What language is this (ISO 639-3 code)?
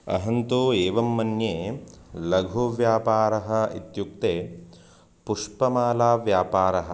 san